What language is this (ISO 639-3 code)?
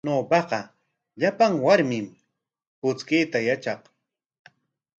qwa